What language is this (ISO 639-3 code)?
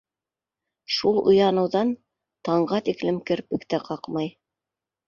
bak